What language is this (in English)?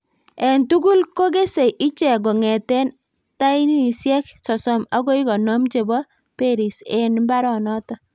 Kalenjin